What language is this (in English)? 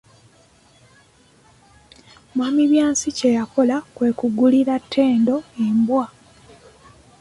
Ganda